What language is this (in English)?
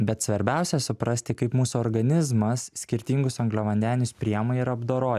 Lithuanian